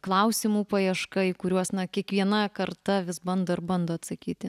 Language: Lithuanian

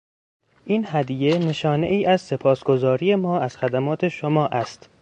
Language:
Persian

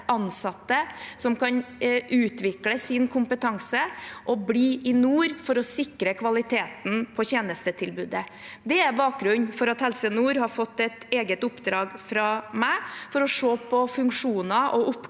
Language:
Norwegian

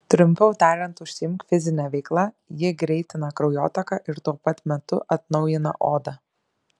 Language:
Lithuanian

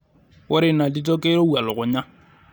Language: Masai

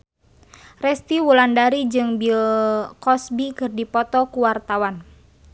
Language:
Sundanese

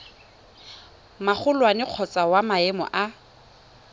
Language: Tswana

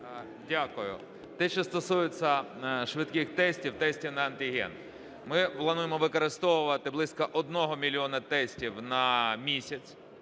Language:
Ukrainian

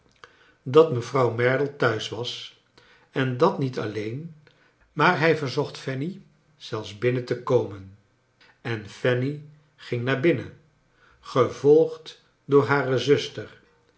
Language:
Dutch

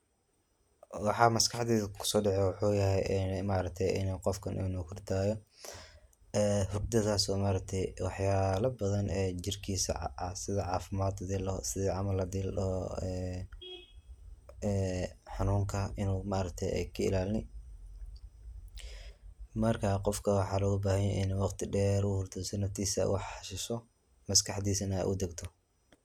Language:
Somali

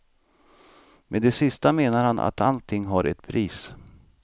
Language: Swedish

